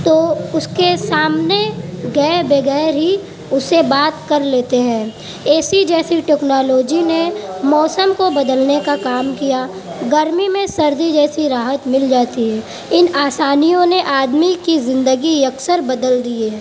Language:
Urdu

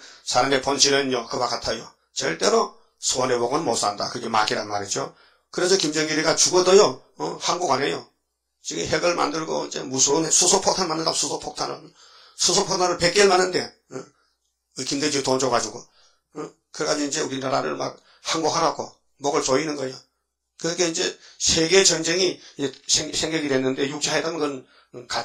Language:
Korean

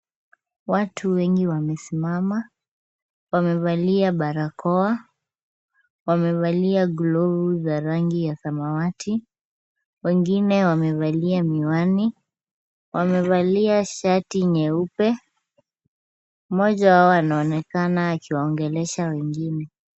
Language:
Swahili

